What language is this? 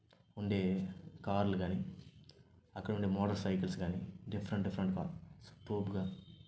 Telugu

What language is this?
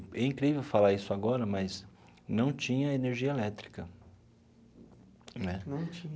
Portuguese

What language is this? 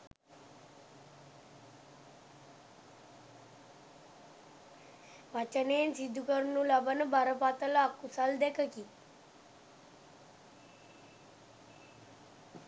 Sinhala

